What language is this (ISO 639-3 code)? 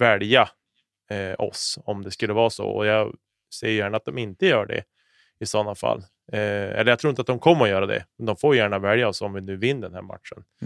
swe